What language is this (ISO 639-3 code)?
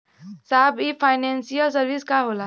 bho